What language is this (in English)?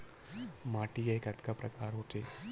Chhattisgarhi